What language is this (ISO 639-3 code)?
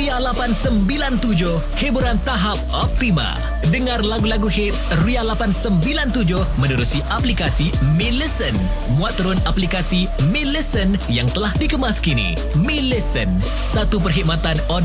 msa